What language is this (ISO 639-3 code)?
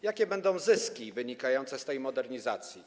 pol